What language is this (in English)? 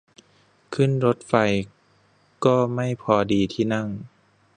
Thai